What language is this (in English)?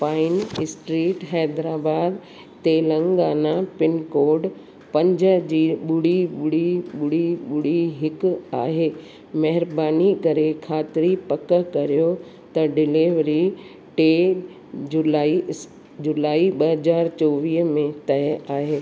Sindhi